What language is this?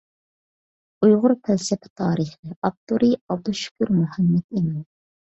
Uyghur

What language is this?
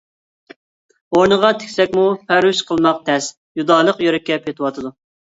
Uyghur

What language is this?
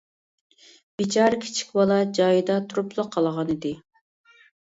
Uyghur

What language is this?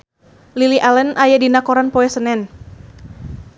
Sundanese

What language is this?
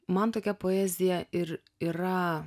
Lithuanian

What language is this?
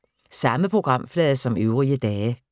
Danish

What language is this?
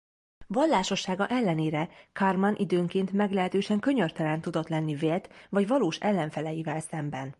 Hungarian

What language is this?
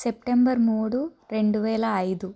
Telugu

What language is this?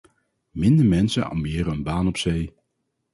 Dutch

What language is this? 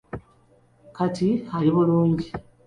Ganda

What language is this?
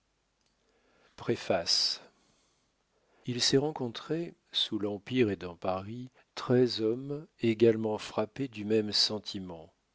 French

